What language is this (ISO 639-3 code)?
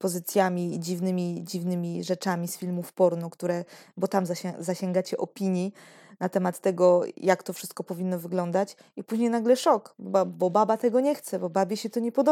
pol